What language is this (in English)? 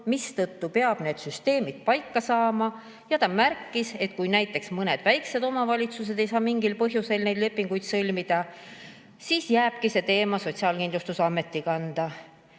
Estonian